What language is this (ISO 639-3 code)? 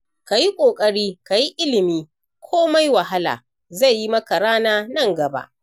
hau